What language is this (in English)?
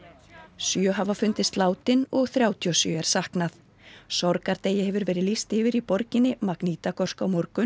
Icelandic